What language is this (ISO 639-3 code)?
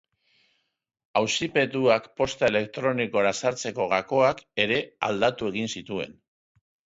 eus